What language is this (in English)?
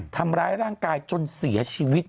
Thai